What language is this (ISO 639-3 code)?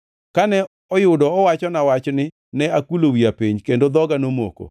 luo